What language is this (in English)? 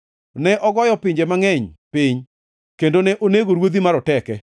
Luo (Kenya and Tanzania)